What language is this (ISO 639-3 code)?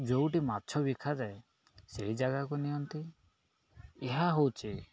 ori